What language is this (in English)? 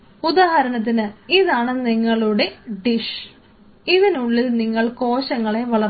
Malayalam